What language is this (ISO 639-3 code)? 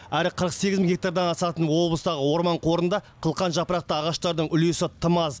kaz